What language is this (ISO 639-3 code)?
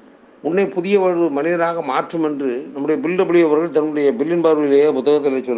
tam